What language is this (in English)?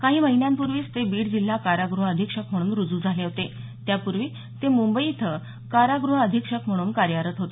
Marathi